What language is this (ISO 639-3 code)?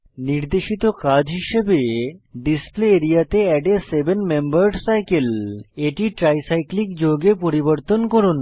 ben